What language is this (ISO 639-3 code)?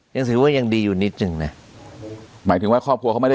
tha